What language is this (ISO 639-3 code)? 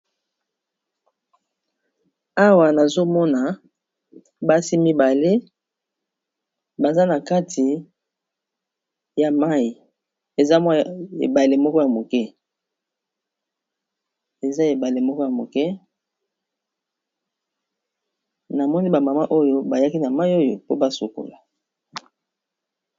lin